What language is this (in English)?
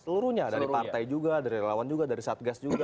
Indonesian